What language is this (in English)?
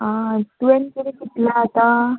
Konkani